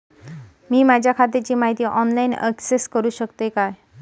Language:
Marathi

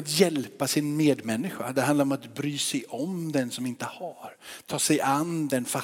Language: Swedish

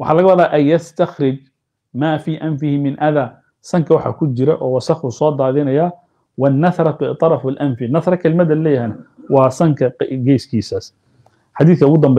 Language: Arabic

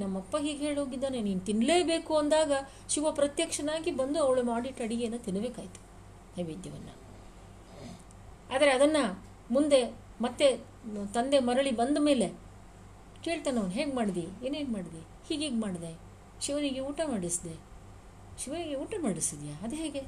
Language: Kannada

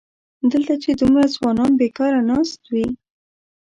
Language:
Pashto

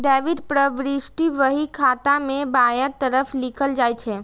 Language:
Maithili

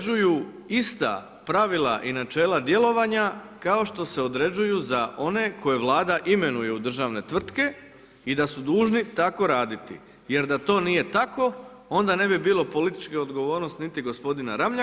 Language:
Croatian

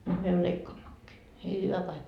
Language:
Finnish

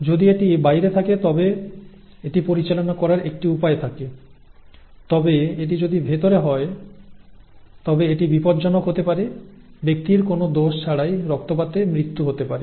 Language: Bangla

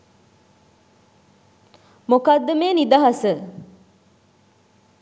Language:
Sinhala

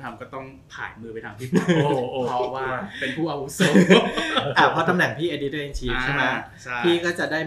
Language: Thai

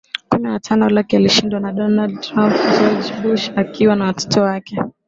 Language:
Swahili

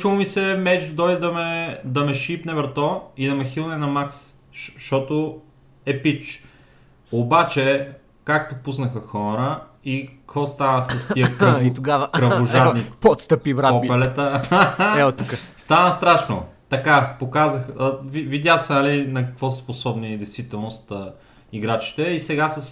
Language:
Bulgarian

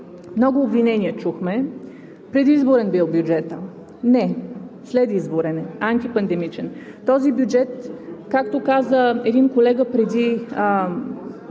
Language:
Bulgarian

